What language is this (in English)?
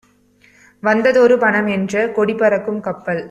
Tamil